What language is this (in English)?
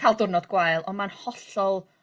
Welsh